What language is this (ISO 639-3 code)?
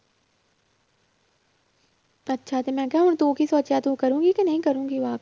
pan